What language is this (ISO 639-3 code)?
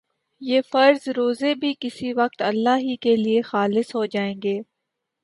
urd